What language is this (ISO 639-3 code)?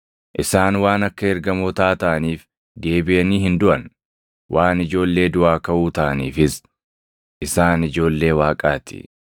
orm